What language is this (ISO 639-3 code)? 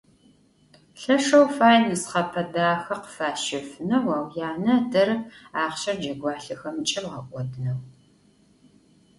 ady